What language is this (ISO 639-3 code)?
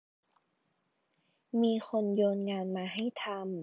tha